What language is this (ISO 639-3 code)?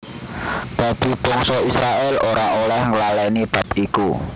jav